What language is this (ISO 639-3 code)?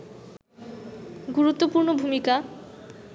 ben